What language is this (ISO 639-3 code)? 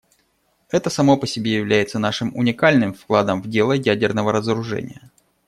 rus